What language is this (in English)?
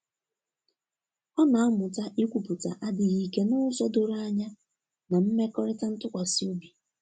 Igbo